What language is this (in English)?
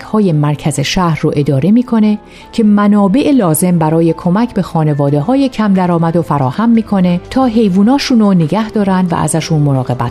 Persian